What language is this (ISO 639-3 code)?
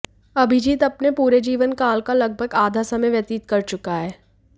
hin